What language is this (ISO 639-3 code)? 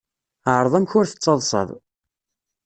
kab